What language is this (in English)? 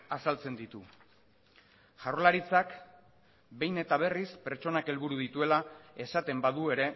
Basque